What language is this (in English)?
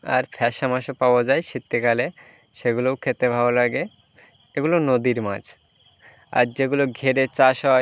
Bangla